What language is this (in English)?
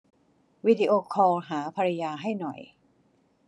Thai